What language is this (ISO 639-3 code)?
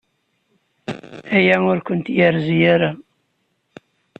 kab